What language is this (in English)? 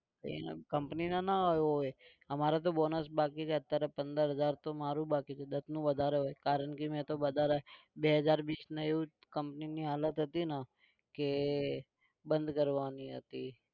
Gujarati